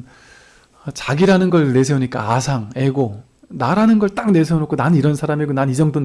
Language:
Korean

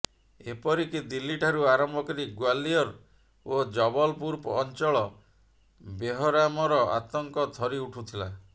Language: Odia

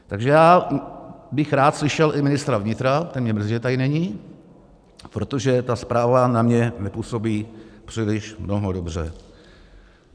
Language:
Czech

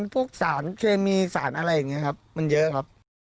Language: Thai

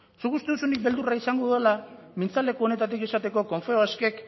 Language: Basque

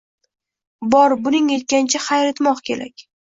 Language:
Uzbek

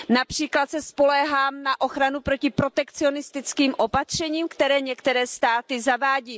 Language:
Czech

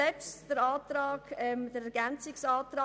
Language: Swiss German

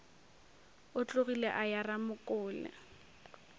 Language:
Northern Sotho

